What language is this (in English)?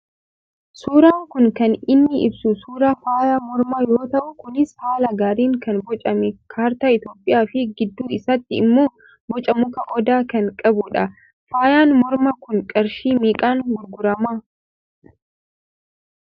Oromo